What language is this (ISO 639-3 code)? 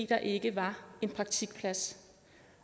dan